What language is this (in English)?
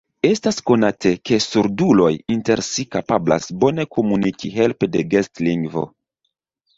Esperanto